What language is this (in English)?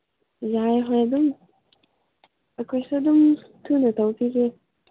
Manipuri